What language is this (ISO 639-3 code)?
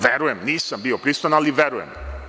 srp